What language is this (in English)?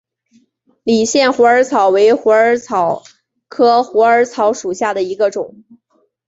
Chinese